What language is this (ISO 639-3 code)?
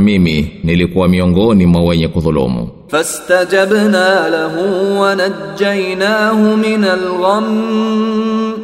swa